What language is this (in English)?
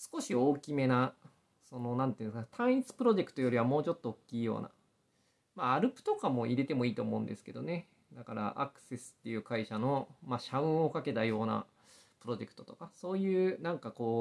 Japanese